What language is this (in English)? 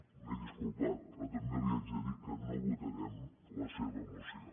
Catalan